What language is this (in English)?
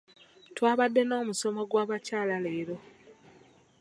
Ganda